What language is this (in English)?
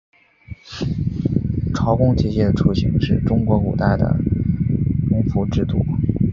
Chinese